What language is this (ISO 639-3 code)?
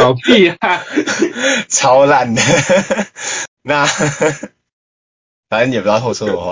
zho